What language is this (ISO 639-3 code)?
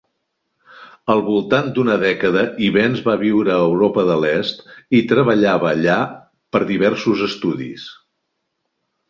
cat